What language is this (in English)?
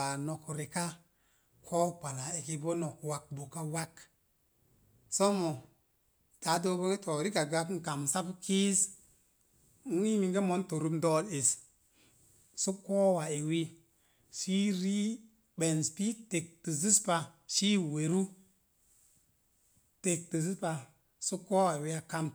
Mom Jango